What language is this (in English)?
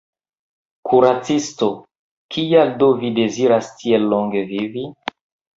Esperanto